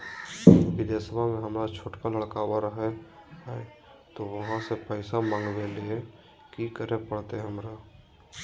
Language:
Magahi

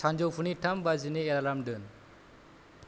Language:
Bodo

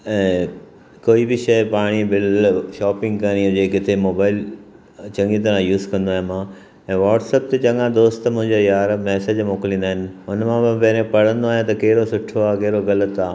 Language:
Sindhi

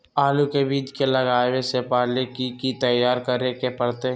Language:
Magahi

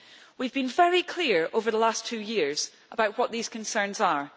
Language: English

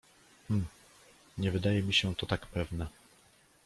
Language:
Polish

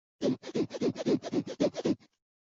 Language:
Chinese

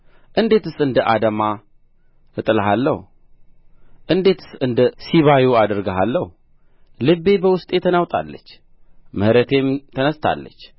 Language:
Amharic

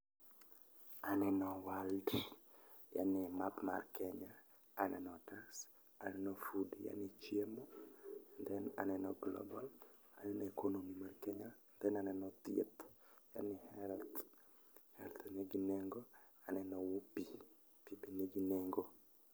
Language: Luo (Kenya and Tanzania)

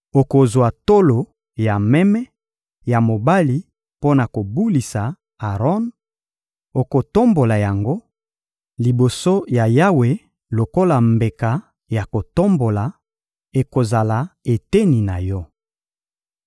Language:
Lingala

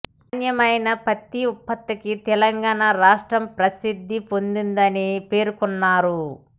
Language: Telugu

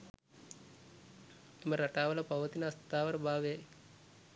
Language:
Sinhala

